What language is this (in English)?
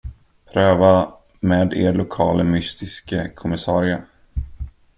Swedish